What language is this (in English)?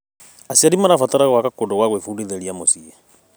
Kikuyu